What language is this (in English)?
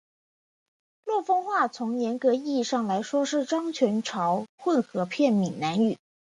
Chinese